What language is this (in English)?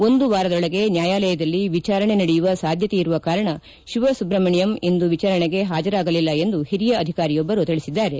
Kannada